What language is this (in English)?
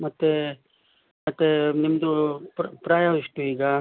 Kannada